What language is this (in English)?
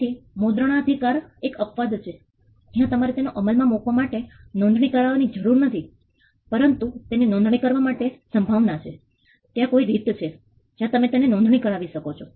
Gujarati